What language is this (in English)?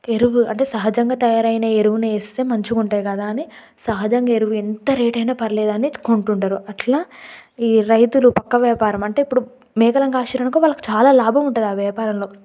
Telugu